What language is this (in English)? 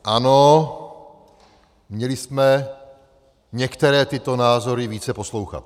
Czech